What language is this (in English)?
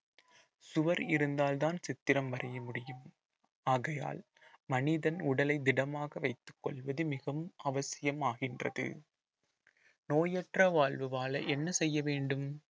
Tamil